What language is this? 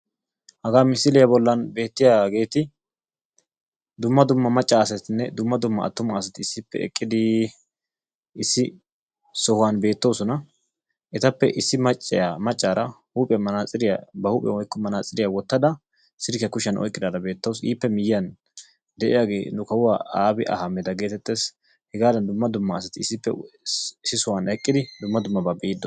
Wolaytta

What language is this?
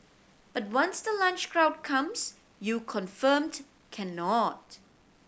English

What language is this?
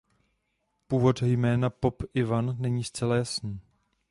Czech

